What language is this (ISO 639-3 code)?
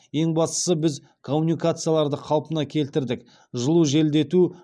kaz